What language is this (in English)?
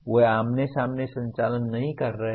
Hindi